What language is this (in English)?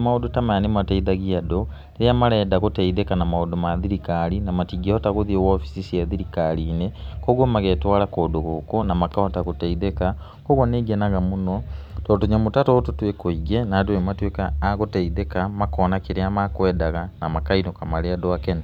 Kikuyu